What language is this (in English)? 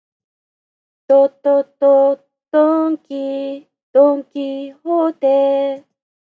Japanese